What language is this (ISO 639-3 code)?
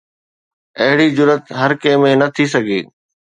snd